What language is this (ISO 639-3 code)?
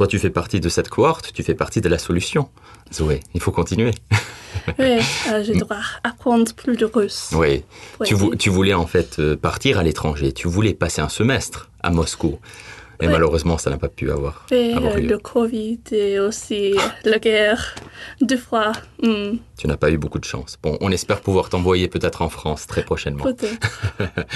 fra